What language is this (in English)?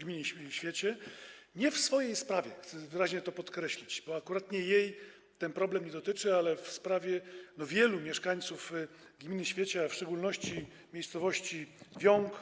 Polish